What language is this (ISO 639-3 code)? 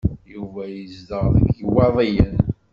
kab